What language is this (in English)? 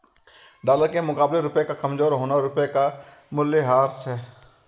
Hindi